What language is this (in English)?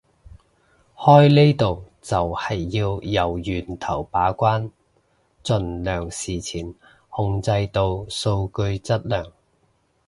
Cantonese